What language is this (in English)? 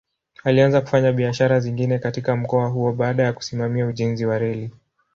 Swahili